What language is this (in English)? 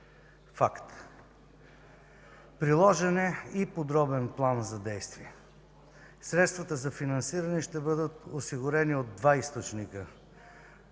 Bulgarian